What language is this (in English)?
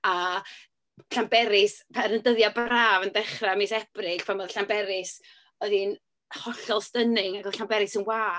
Welsh